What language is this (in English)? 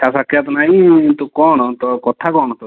Odia